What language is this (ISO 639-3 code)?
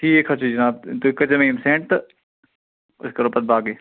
kas